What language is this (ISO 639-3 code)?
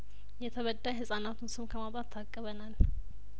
amh